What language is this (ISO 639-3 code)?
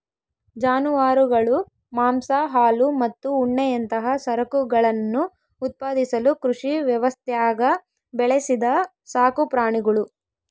kan